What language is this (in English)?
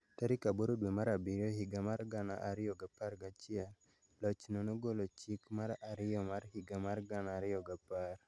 Luo (Kenya and Tanzania)